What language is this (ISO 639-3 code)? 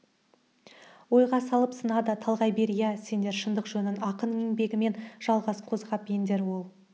kaz